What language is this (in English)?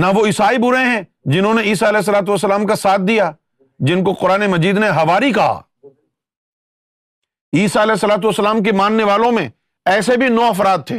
Urdu